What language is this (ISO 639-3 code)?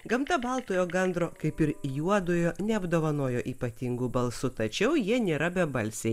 lit